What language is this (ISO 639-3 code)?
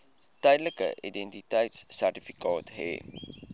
afr